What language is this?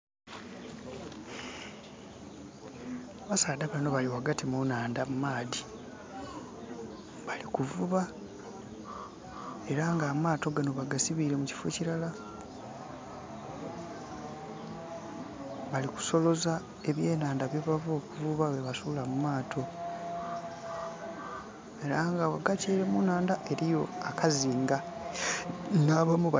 Soga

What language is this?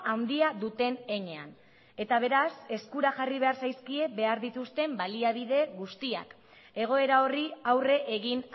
Basque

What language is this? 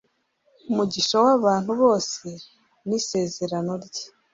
Kinyarwanda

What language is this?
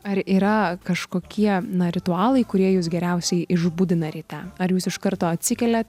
Lithuanian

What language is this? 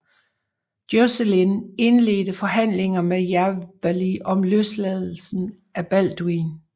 Danish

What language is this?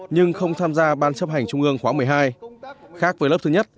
Vietnamese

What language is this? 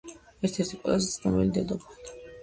Georgian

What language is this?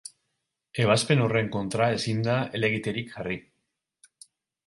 Basque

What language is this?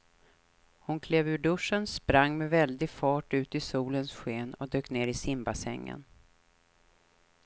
Swedish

